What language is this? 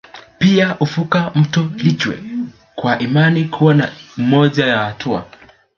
Swahili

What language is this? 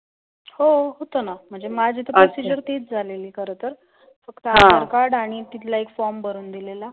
Marathi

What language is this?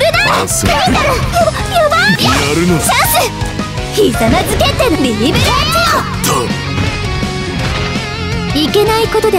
Japanese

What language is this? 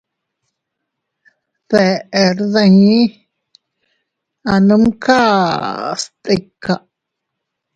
Teutila Cuicatec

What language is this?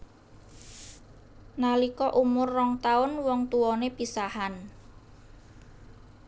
Javanese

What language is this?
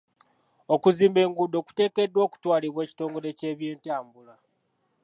Ganda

